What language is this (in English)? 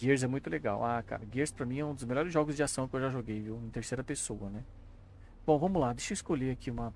Portuguese